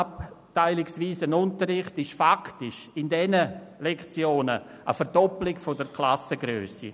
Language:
Swiss German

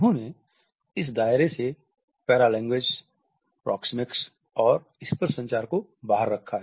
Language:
Hindi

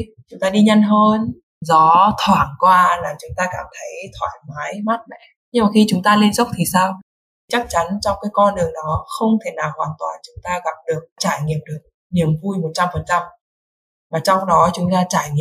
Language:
Vietnamese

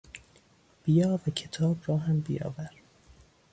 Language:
Persian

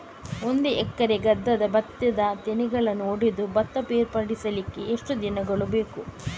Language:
Kannada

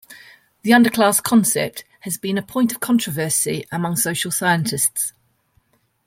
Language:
English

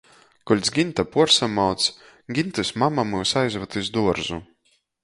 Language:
Latgalian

